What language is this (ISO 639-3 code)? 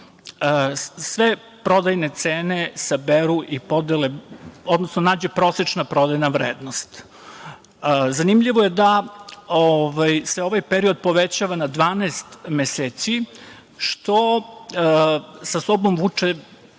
srp